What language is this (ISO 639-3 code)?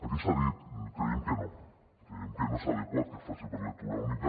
cat